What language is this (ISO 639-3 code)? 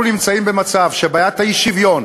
heb